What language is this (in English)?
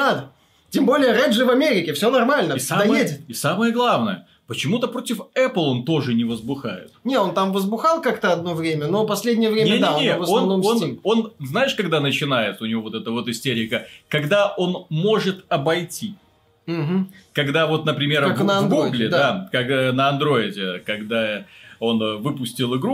Russian